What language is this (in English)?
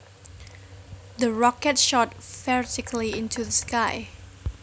Javanese